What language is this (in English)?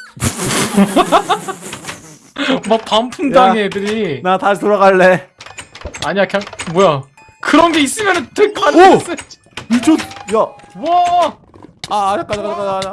Korean